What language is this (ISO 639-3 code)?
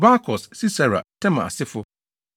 aka